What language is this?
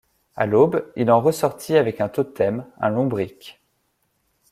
French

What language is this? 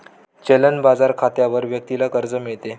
Marathi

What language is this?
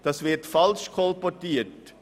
Swiss German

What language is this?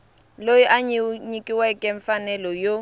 Tsonga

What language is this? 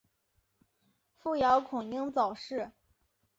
Chinese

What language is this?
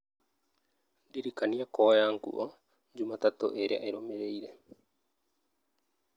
Kikuyu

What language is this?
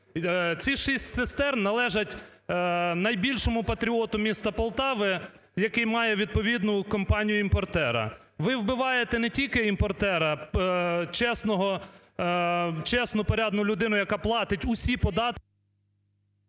Ukrainian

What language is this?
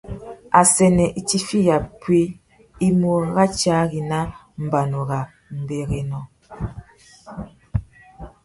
Tuki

